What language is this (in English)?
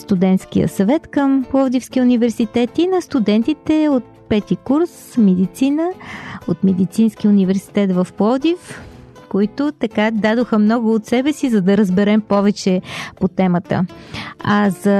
Bulgarian